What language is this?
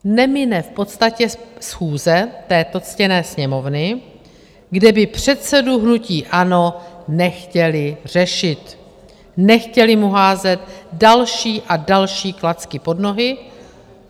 Czech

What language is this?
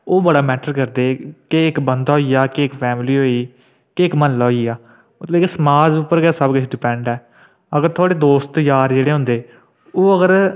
Dogri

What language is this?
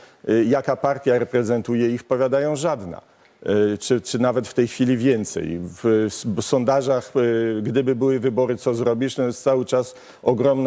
Polish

